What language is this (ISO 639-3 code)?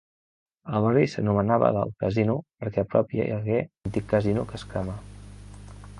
cat